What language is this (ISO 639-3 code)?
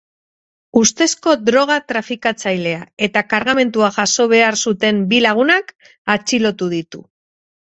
eus